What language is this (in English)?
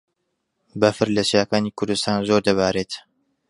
Central Kurdish